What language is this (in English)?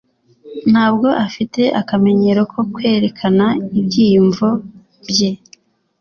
Kinyarwanda